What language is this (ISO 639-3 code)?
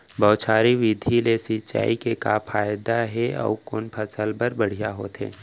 hne